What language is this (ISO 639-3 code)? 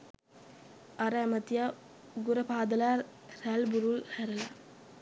sin